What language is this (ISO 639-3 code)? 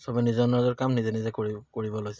asm